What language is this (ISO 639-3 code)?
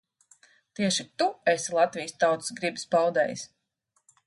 lav